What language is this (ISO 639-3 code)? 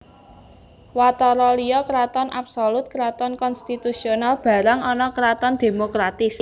jav